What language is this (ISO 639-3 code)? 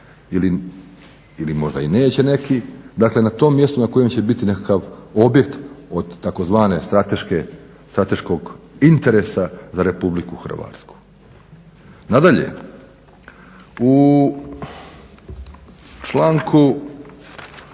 hrv